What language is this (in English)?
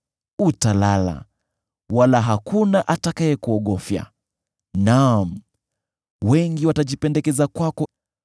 Swahili